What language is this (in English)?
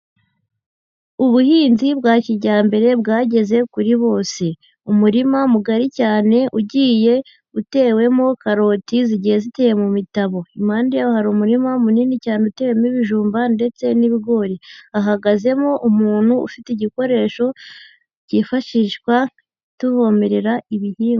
Kinyarwanda